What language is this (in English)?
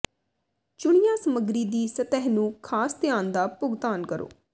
Punjabi